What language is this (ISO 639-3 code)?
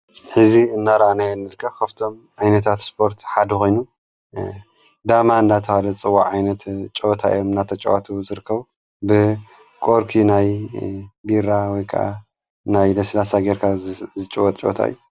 tir